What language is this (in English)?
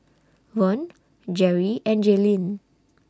English